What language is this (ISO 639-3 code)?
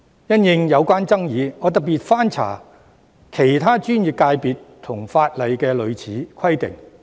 yue